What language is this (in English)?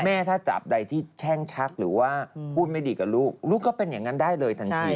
Thai